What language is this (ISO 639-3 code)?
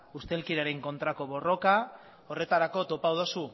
eus